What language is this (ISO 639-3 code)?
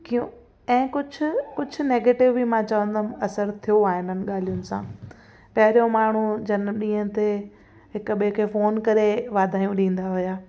snd